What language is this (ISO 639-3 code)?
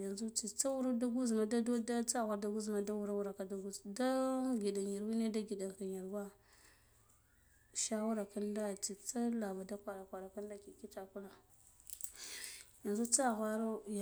gdf